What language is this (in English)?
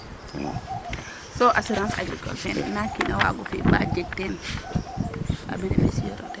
Serer